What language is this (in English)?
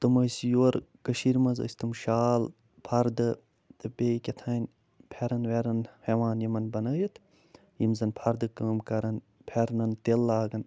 Kashmiri